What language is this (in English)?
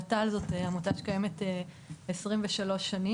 Hebrew